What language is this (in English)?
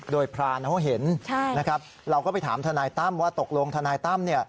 Thai